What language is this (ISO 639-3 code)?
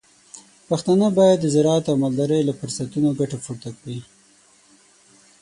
pus